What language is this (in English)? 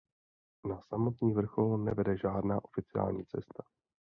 Czech